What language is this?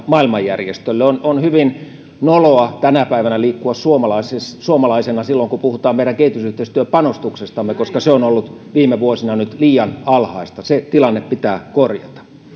Finnish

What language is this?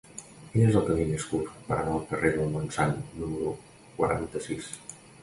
Catalan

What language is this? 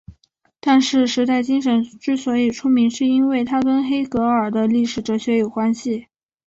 Chinese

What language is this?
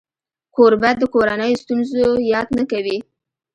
Pashto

